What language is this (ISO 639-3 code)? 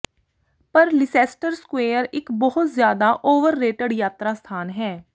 pan